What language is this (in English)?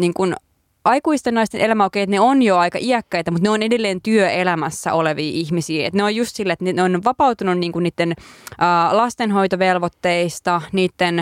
Finnish